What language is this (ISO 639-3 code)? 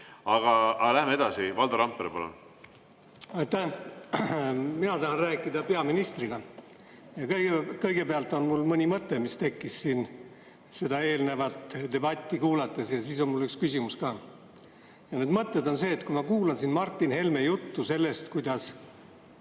est